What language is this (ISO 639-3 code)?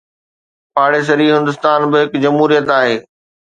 snd